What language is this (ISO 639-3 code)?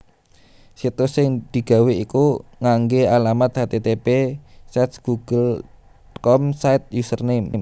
jav